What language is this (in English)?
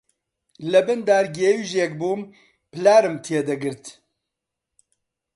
Central Kurdish